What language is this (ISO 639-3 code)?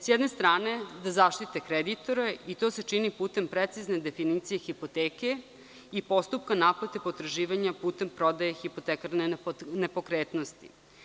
srp